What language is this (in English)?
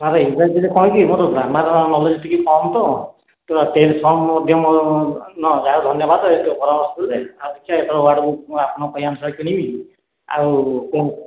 Odia